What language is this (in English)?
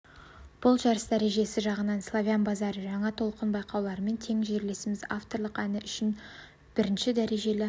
Kazakh